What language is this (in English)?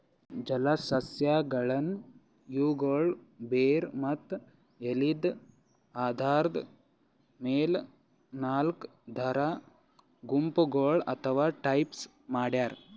Kannada